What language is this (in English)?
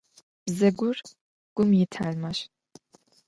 Adyghe